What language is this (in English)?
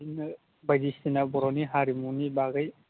Bodo